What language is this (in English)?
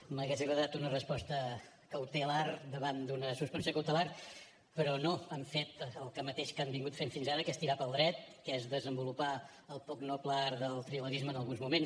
Catalan